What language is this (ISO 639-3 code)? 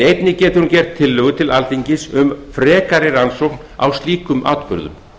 isl